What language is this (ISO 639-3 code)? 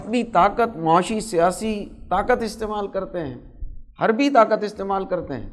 urd